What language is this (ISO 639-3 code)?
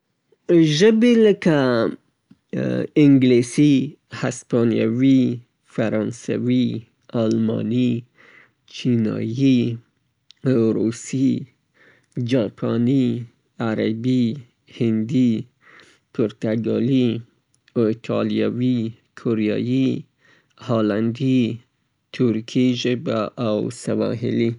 pbt